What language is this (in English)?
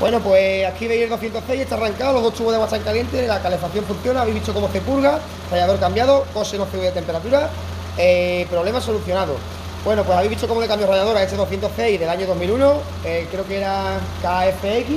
Spanish